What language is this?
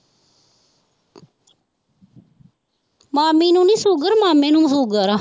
Punjabi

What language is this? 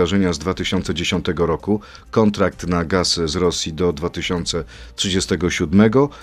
Polish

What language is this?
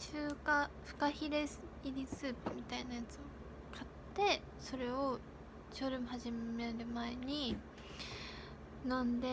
Japanese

